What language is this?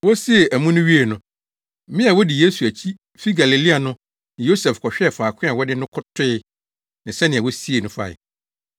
Akan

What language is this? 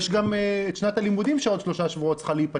Hebrew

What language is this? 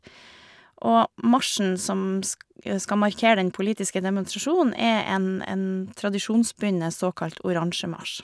Norwegian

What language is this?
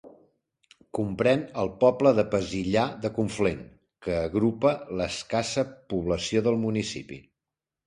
Catalan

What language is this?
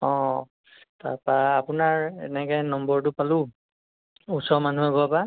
Assamese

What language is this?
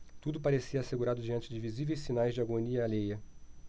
Portuguese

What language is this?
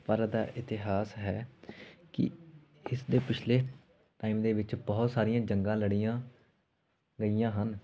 Punjabi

